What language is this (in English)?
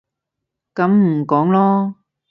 Cantonese